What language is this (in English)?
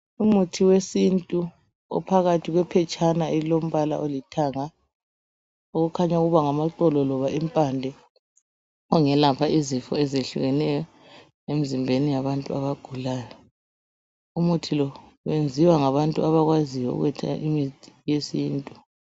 North Ndebele